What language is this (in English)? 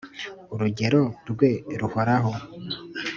Kinyarwanda